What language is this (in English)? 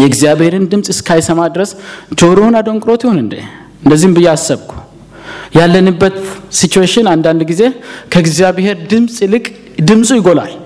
Amharic